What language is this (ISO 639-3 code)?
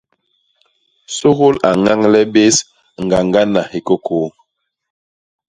bas